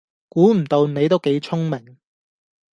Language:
Cantonese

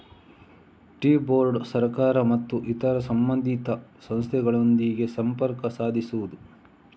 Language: Kannada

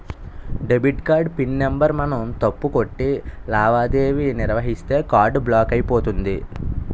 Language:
Telugu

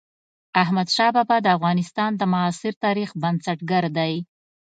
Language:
Pashto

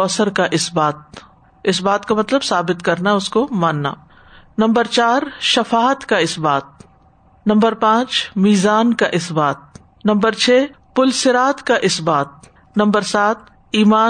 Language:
Urdu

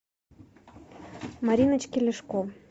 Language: Russian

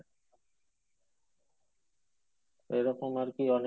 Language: Bangla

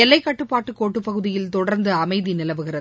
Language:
Tamil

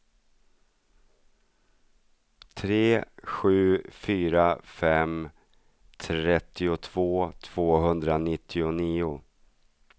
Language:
Swedish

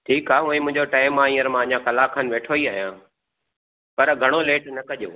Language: Sindhi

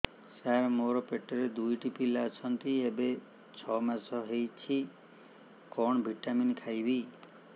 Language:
Odia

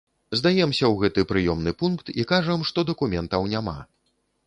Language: Belarusian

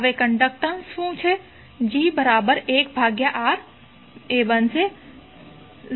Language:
Gujarati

